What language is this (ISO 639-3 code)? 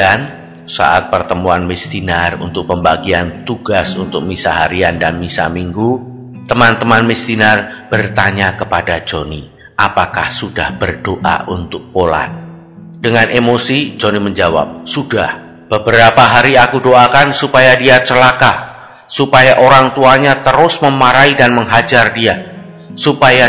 ind